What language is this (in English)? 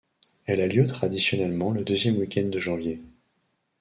French